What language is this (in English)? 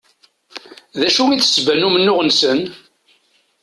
Kabyle